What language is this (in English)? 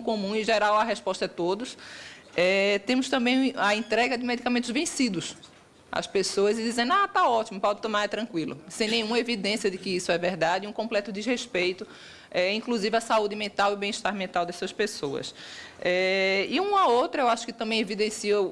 Portuguese